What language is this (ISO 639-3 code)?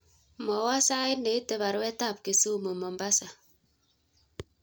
kln